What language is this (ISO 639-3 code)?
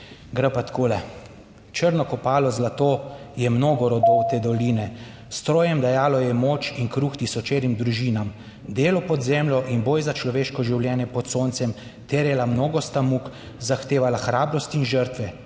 slv